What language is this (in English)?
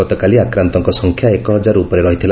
Odia